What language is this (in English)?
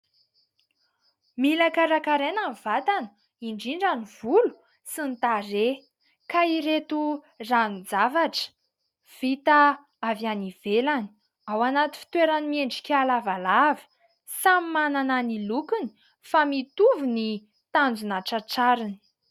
Malagasy